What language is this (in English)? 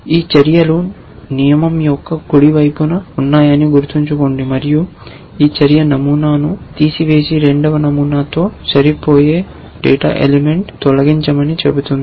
Telugu